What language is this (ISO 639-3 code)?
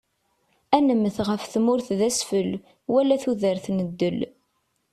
kab